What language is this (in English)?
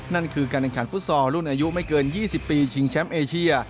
Thai